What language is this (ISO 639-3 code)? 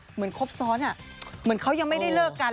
tha